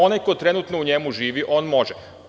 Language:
Serbian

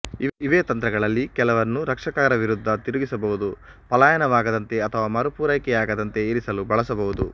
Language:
Kannada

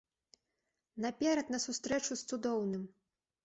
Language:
Belarusian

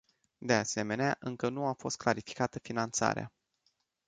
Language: Romanian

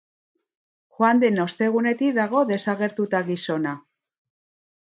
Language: Basque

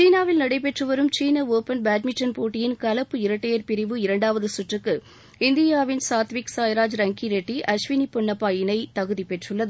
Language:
Tamil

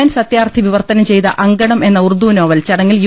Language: Malayalam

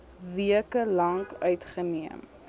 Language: Afrikaans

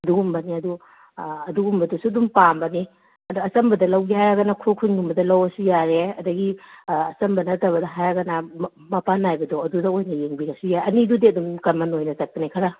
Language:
Manipuri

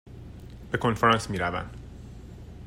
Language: Persian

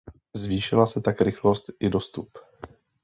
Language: Czech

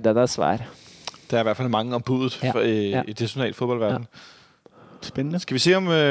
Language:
Danish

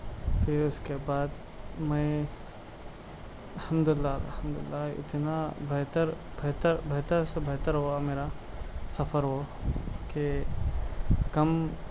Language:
Urdu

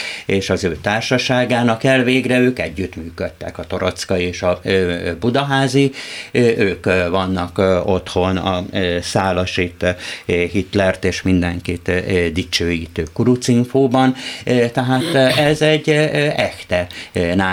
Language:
Hungarian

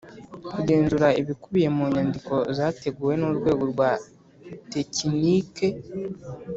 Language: Kinyarwanda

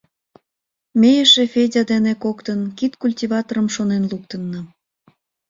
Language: Mari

